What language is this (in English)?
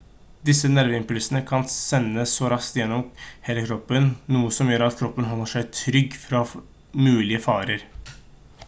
Norwegian Bokmål